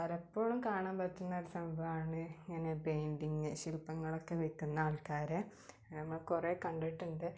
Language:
Malayalam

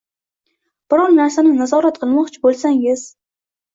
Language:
Uzbek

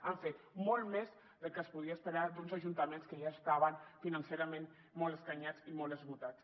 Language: Catalan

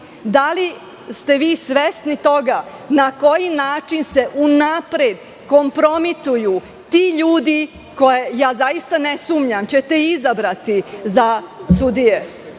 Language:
Serbian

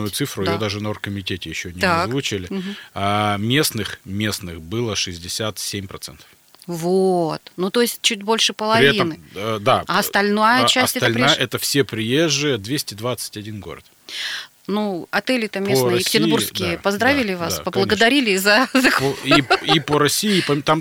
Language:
Russian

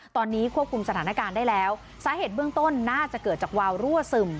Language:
Thai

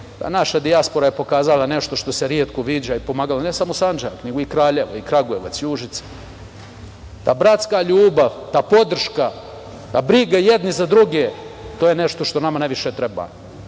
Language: Serbian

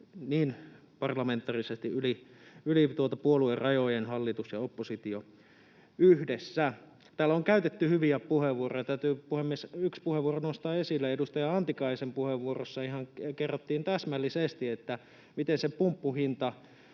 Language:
Finnish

